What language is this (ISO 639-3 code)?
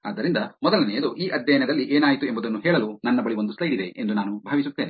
kan